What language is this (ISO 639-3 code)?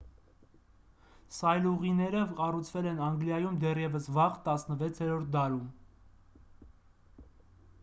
hye